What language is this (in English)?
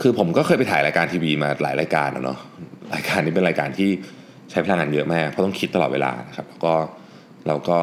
Thai